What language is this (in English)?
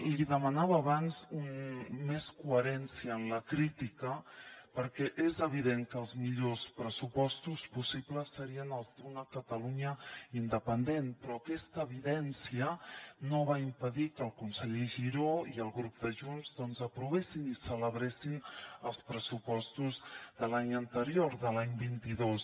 Catalan